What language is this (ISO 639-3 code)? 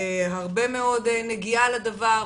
heb